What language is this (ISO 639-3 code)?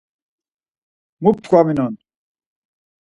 lzz